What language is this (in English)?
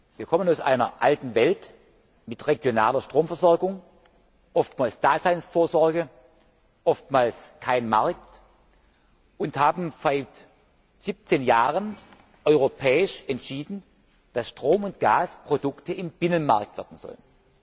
German